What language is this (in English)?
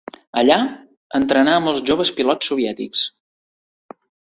Catalan